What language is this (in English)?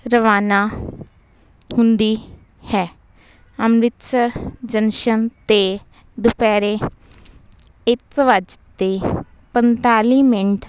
Punjabi